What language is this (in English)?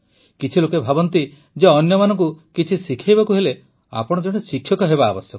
Odia